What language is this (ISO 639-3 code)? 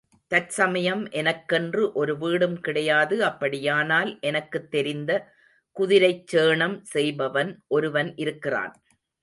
tam